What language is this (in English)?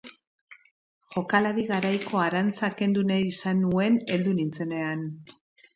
Basque